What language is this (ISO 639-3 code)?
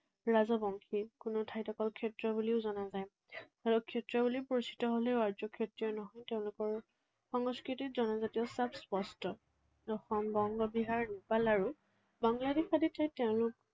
asm